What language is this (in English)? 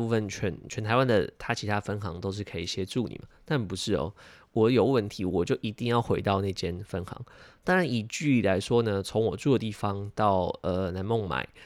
Chinese